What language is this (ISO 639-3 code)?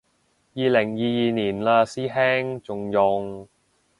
yue